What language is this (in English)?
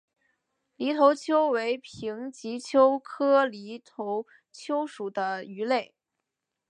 Chinese